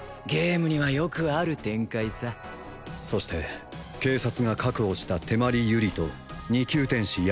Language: Japanese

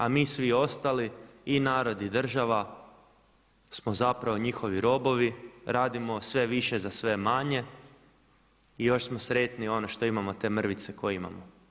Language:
Croatian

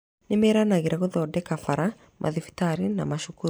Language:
Kikuyu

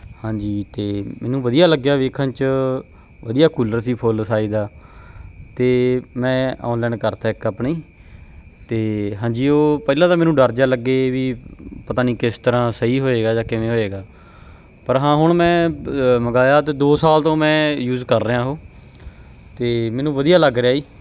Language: Punjabi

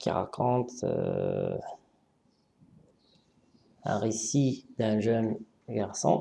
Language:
French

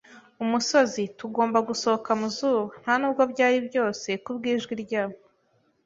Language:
Kinyarwanda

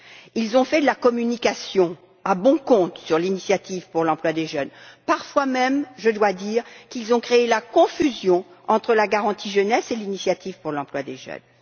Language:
French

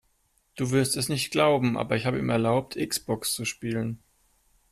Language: German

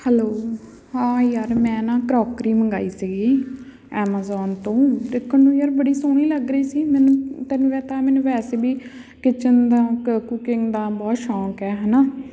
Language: Punjabi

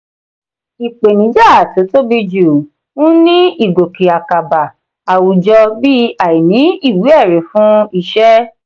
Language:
Yoruba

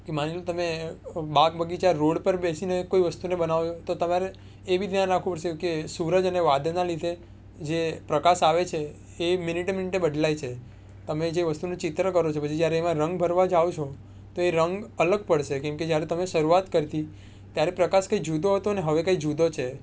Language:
Gujarati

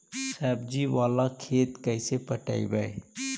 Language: Magahi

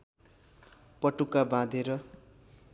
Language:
Nepali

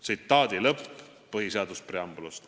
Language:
Estonian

